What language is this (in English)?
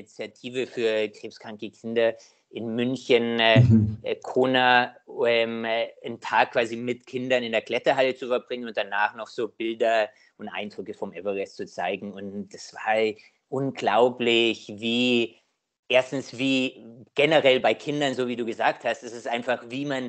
German